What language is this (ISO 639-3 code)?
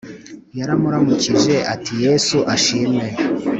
kin